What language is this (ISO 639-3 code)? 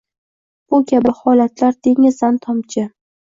uzb